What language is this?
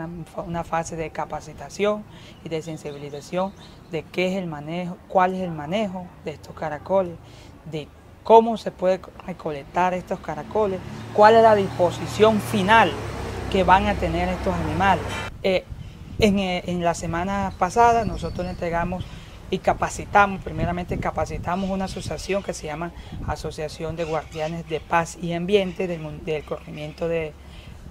Spanish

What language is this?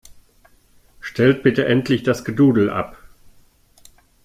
German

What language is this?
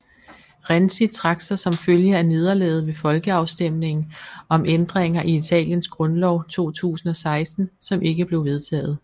Danish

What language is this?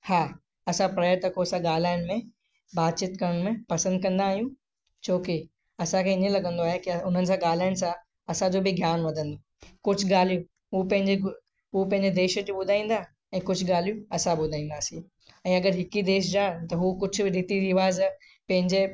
Sindhi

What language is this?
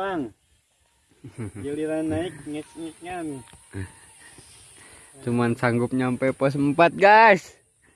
Indonesian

